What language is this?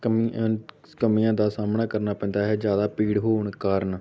Punjabi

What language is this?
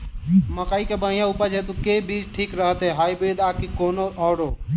Maithili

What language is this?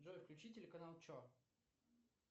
Russian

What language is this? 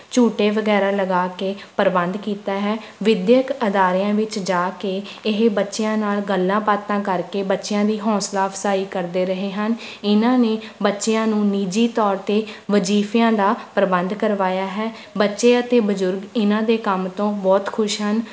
Punjabi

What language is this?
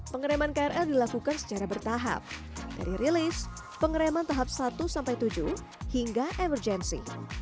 Indonesian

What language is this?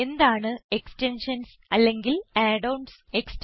Malayalam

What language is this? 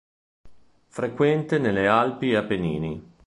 Italian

